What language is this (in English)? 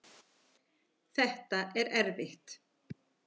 Icelandic